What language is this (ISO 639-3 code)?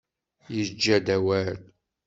kab